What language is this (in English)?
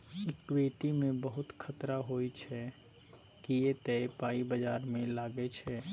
Maithili